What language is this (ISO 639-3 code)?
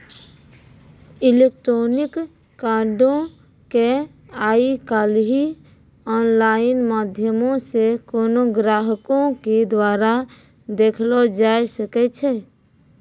mai